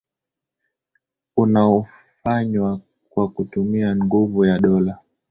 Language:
Swahili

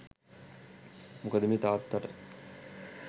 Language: Sinhala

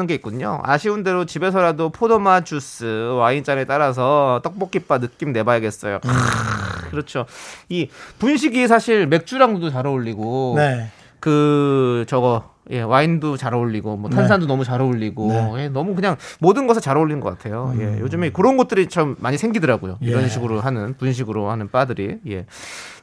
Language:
Korean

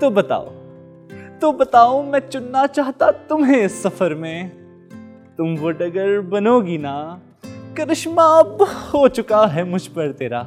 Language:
Hindi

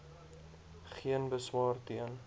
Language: Afrikaans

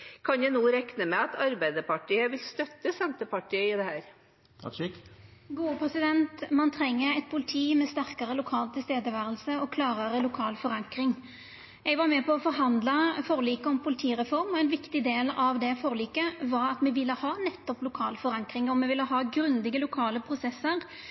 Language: Norwegian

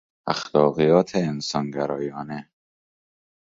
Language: Persian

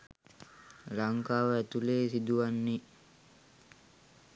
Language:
Sinhala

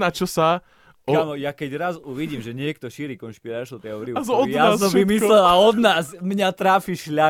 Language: Slovak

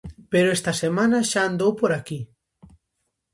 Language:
Galician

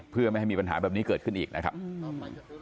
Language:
Thai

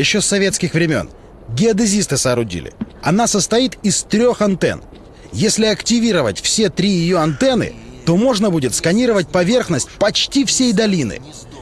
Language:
Russian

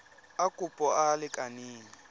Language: Tswana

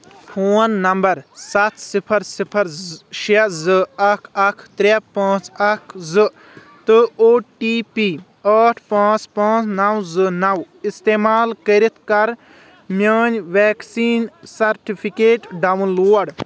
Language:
Kashmiri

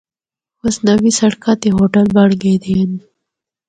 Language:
Northern Hindko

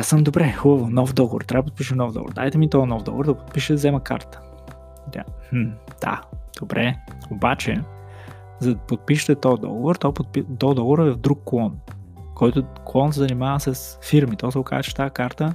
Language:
Bulgarian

